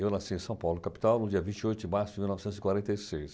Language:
Portuguese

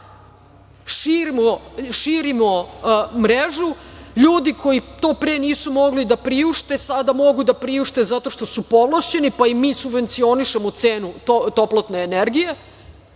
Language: Serbian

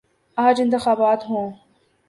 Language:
Urdu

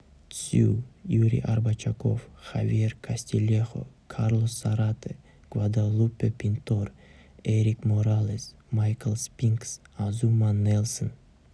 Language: Kazakh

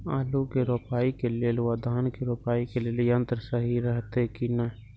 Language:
Maithili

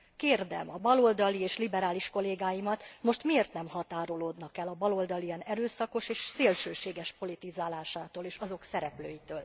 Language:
Hungarian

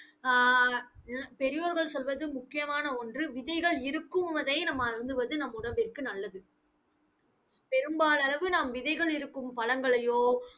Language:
Tamil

